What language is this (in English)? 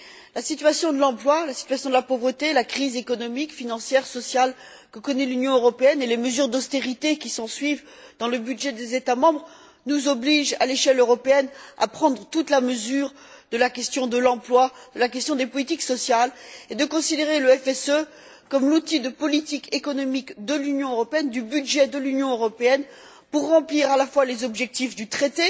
French